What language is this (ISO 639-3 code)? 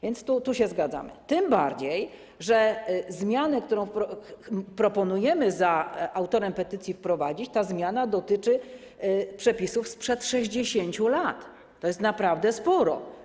pol